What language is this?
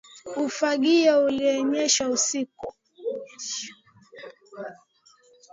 Swahili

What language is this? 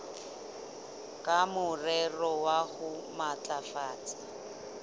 Southern Sotho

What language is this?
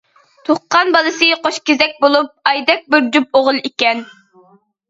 Uyghur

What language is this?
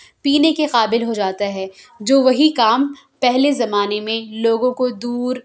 Urdu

